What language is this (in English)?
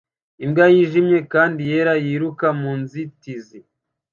Kinyarwanda